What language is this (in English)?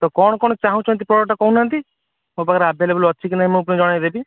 Odia